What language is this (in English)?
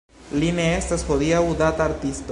Esperanto